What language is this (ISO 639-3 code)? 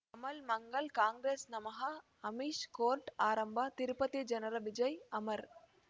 kan